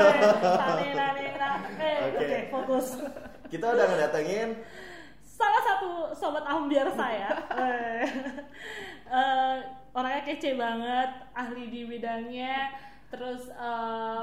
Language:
Indonesian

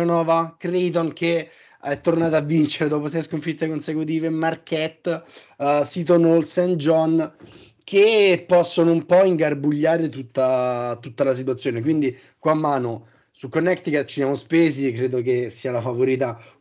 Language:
Italian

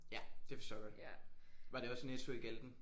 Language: Danish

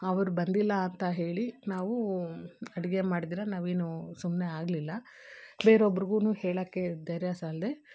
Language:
Kannada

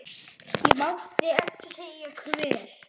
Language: Icelandic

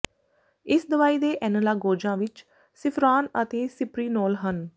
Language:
Punjabi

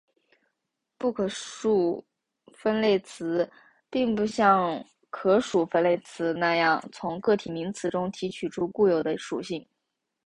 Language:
Chinese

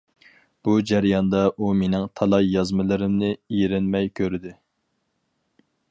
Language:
Uyghur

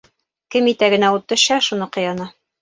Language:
Bashkir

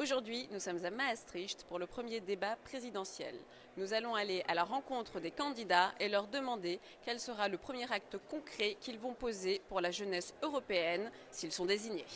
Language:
French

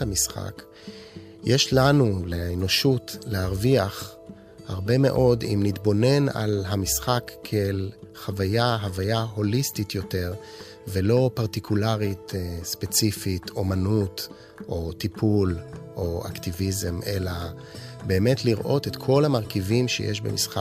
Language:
Hebrew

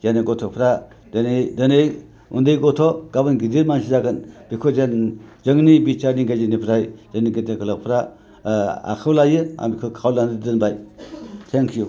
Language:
Bodo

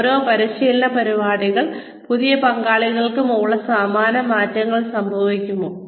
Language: Malayalam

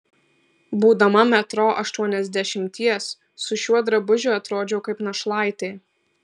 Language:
Lithuanian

